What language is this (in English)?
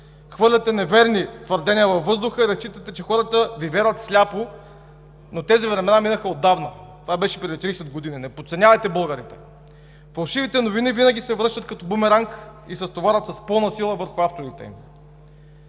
Bulgarian